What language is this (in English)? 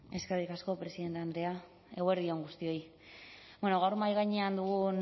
Basque